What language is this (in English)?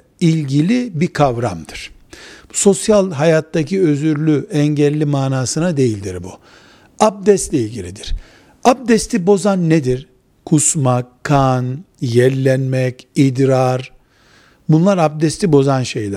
Turkish